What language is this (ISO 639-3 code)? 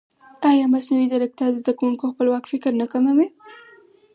pus